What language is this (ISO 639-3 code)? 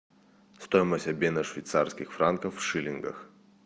rus